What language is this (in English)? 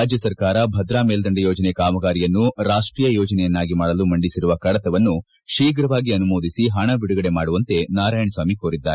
Kannada